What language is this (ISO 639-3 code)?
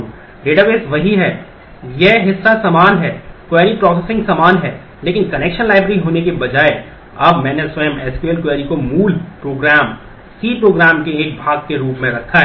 hin